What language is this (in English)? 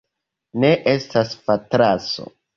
Esperanto